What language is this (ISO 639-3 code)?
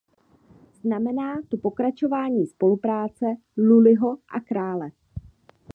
ces